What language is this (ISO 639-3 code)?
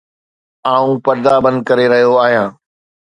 snd